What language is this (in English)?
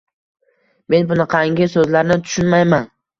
Uzbek